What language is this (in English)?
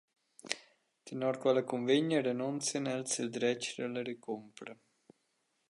Romansh